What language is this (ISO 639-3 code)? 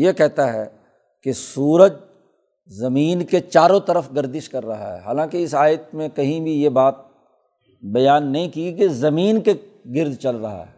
urd